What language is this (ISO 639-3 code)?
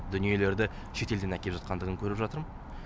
kaz